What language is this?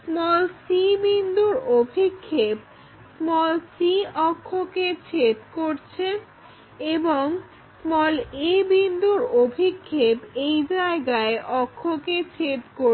Bangla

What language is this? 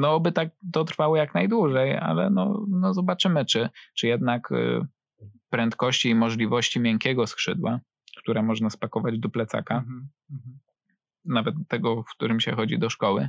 Polish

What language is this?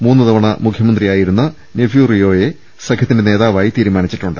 Malayalam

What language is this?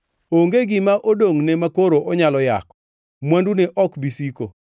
Luo (Kenya and Tanzania)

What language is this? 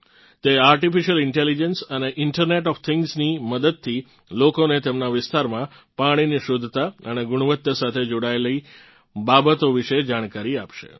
Gujarati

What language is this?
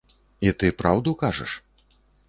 Belarusian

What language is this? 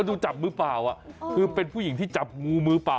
Thai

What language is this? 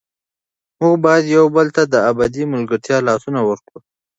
Pashto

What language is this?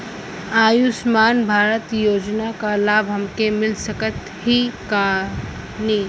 Bhojpuri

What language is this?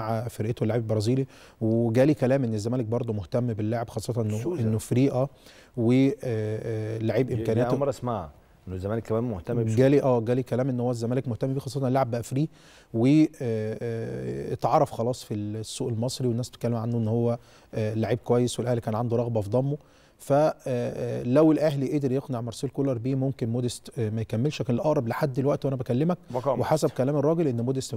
Arabic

